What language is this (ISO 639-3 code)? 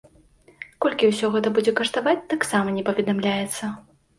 bel